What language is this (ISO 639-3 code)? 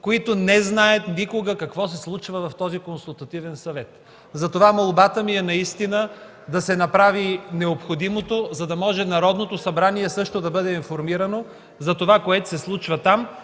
bul